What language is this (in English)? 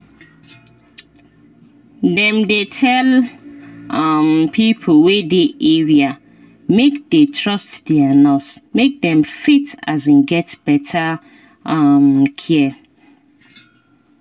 Nigerian Pidgin